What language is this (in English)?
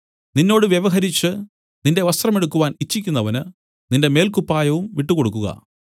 Malayalam